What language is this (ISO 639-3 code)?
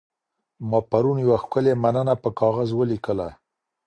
pus